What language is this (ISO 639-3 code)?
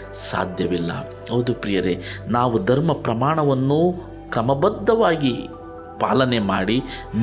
kan